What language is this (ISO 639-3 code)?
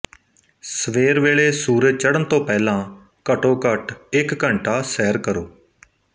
pan